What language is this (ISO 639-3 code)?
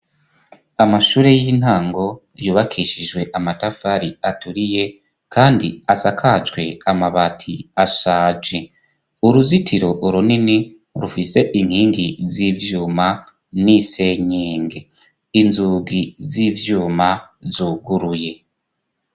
run